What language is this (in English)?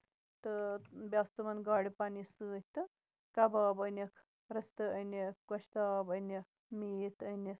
Kashmiri